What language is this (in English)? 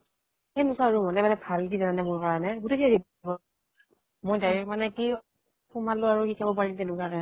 Assamese